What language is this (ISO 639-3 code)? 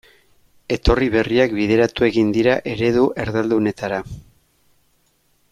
eus